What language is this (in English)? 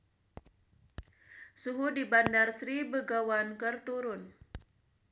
Sundanese